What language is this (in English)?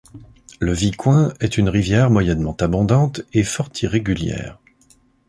French